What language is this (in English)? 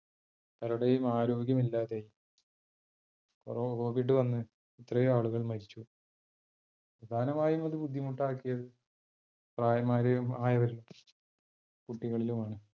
Malayalam